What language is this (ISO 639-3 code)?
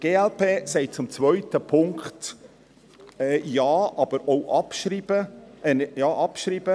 gsw